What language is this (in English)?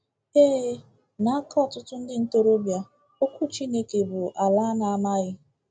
Igbo